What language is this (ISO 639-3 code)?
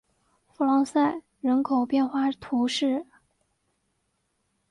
zho